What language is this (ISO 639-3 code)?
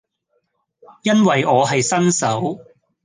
yue